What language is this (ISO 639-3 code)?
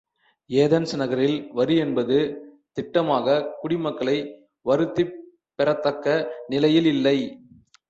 tam